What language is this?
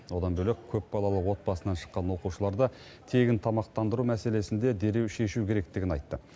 Kazakh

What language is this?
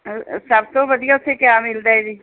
Punjabi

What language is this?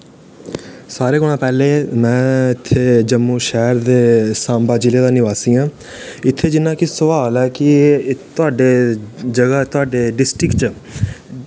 Dogri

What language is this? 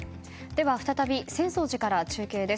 Japanese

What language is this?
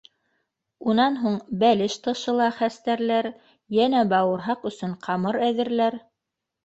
Bashkir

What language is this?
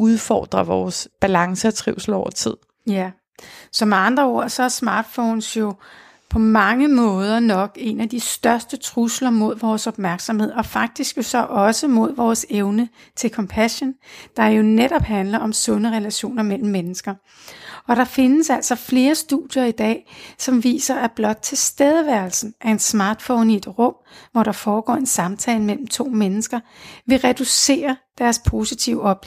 Danish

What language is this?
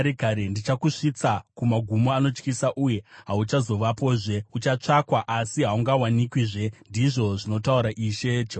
Shona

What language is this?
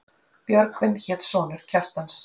Icelandic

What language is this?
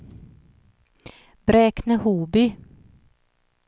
Swedish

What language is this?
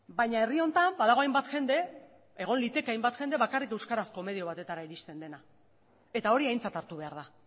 Basque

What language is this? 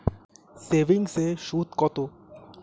Bangla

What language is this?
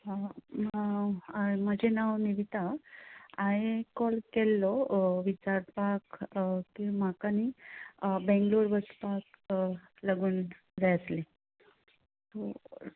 Konkani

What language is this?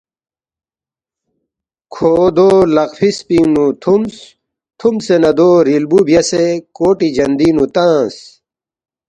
Balti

